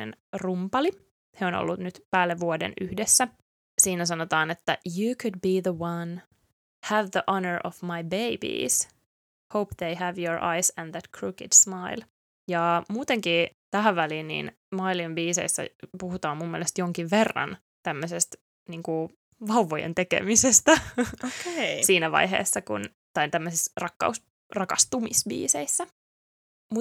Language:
Finnish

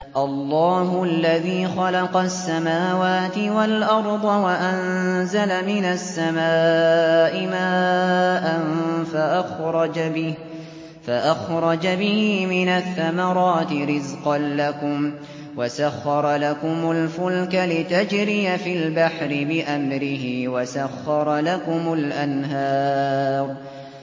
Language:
Arabic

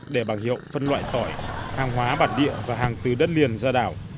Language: Vietnamese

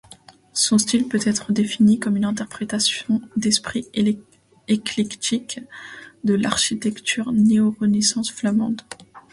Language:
French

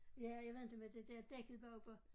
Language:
Danish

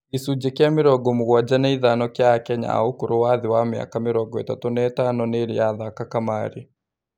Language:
Kikuyu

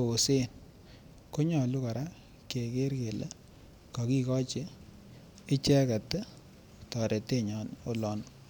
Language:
Kalenjin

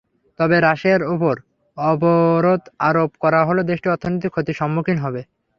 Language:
Bangla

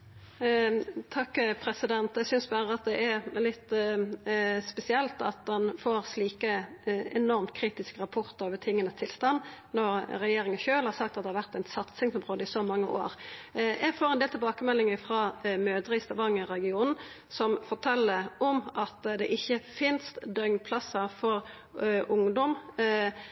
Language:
Norwegian Nynorsk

